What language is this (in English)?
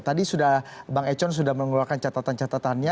Indonesian